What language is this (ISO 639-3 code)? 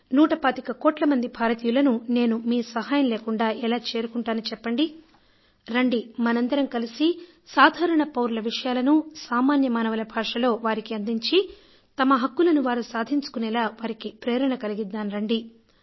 tel